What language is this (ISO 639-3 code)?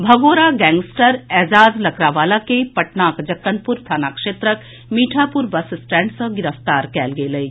mai